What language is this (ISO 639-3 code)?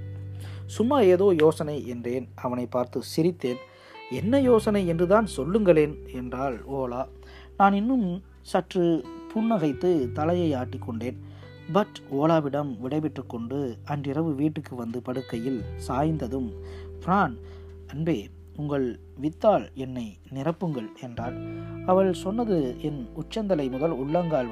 tam